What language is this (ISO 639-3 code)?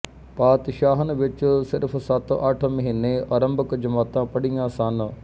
pan